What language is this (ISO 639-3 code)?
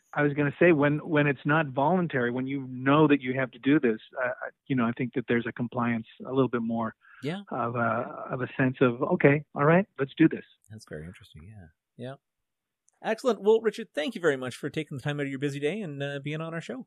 eng